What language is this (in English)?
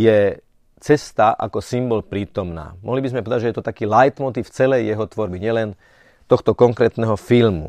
Slovak